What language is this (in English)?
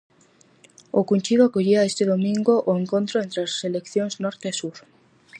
Galician